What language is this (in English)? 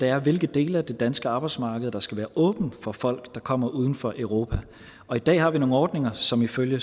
Danish